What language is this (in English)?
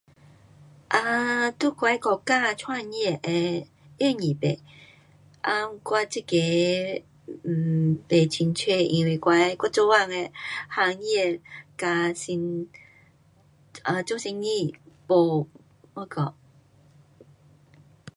Pu-Xian Chinese